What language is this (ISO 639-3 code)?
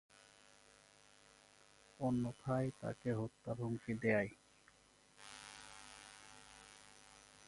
ben